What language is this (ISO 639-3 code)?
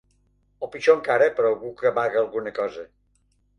cat